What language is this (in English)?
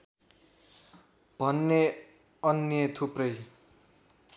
Nepali